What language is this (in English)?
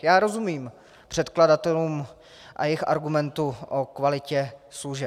Czech